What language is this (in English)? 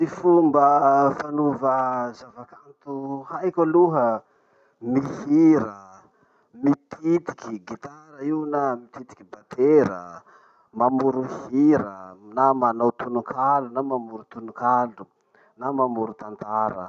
Masikoro Malagasy